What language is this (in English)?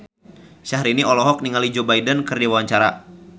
Sundanese